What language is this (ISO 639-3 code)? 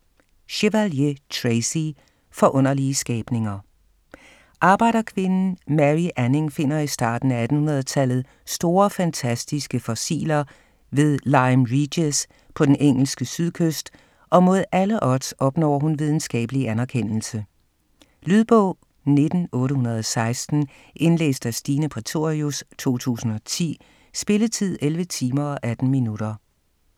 dan